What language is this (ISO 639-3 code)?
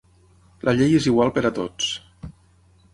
cat